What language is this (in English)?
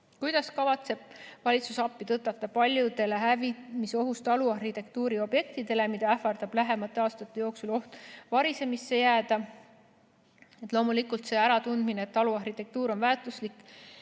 Estonian